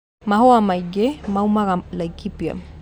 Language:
Kikuyu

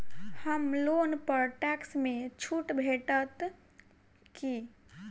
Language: Maithili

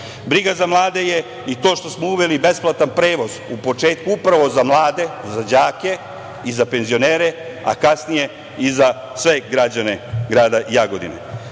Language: Serbian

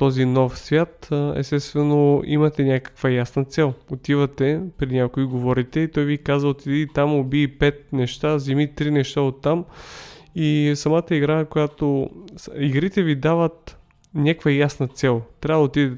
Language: Bulgarian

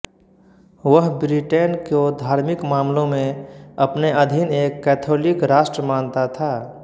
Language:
Hindi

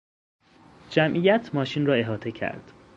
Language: Persian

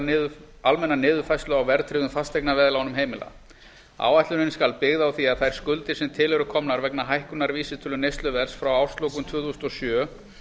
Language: Icelandic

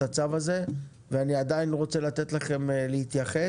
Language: Hebrew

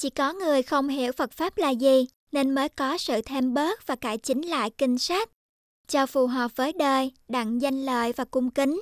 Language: Vietnamese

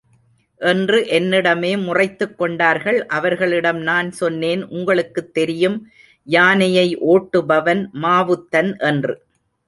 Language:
Tamil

